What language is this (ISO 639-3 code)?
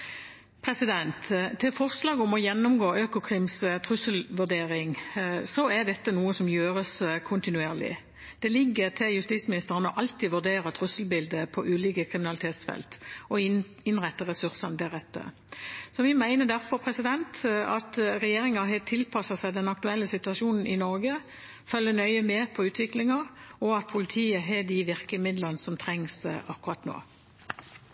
nob